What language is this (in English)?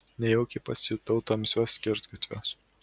Lithuanian